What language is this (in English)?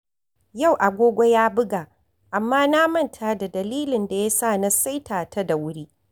Hausa